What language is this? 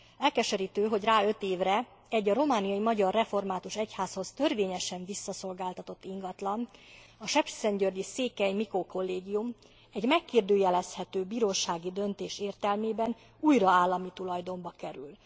Hungarian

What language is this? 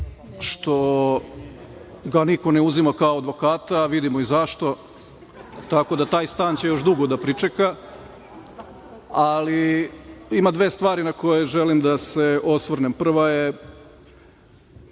Serbian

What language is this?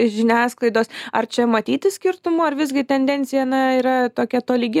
Lithuanian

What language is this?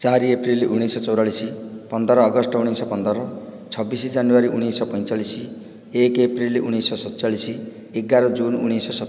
Odia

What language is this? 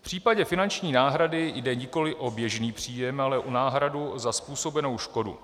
Czech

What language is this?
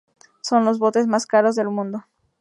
Spanish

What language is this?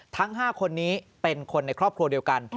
Thai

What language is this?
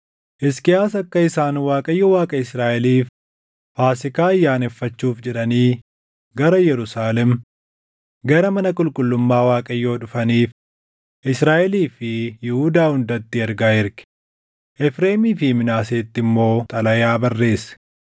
Oromo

